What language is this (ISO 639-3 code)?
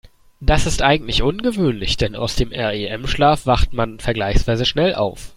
deu